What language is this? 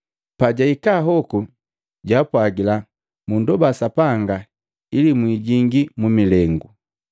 Matengo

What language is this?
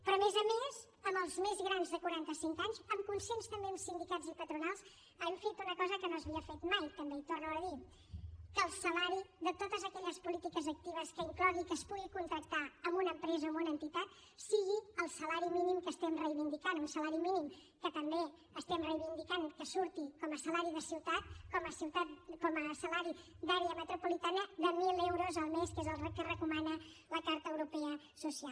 Catalan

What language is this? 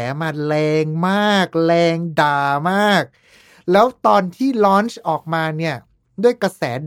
Thai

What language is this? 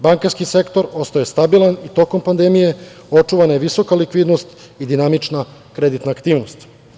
Serbian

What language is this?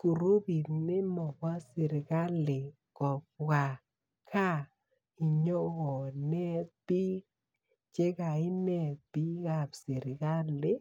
Kalenjin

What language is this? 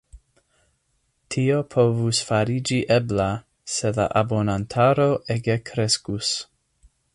Esperanto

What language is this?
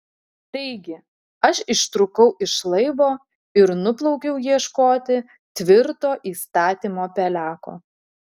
Lithuanian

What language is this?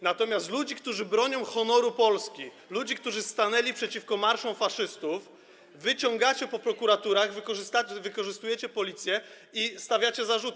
Polish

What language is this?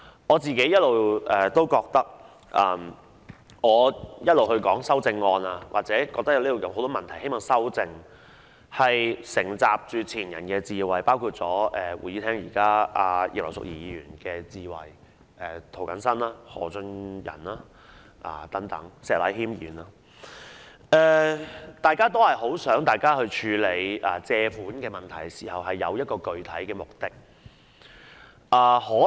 Cantonese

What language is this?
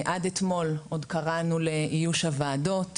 Hebrew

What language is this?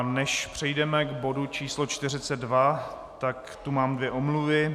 Czech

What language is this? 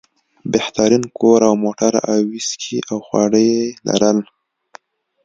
Pashto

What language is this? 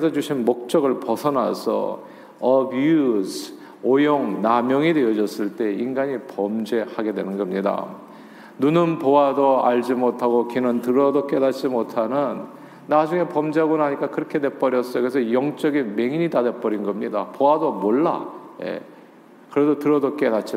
Korean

